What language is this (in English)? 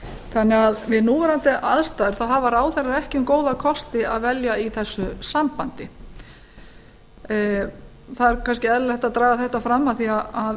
Icelandic